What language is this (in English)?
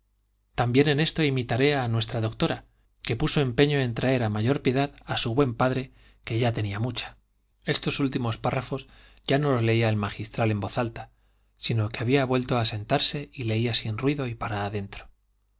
Spanish